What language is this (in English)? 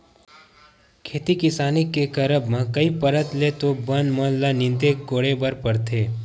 Chhattisgarhi